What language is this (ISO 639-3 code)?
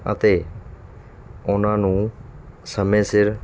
pan